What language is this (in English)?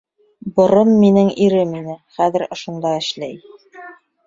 Bashkir